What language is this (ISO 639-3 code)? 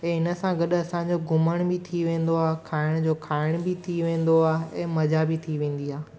snd